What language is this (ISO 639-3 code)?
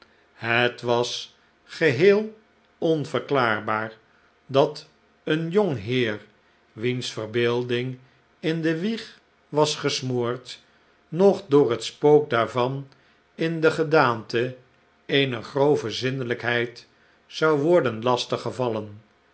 nld